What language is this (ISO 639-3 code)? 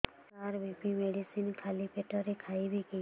ori